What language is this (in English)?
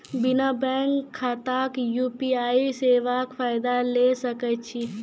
Maithili